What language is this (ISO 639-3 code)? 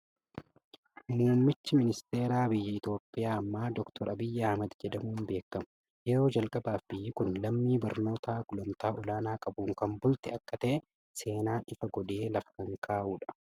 orm